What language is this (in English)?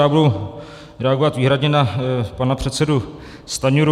Czech